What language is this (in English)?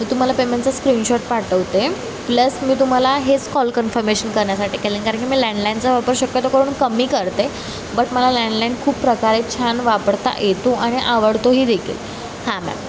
Marathi